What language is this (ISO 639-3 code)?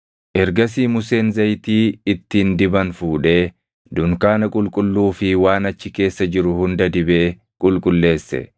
orm